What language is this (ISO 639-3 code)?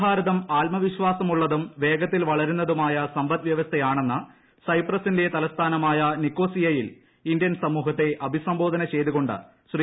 mal